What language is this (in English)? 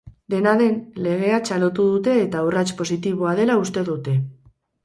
Basque